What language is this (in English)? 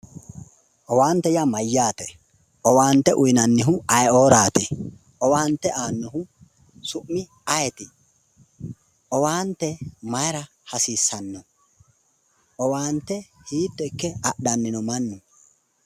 Sidamo